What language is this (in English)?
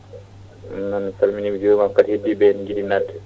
Fula